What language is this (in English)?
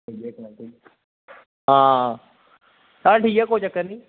Dogri